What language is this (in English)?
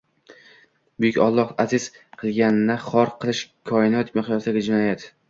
Uzbek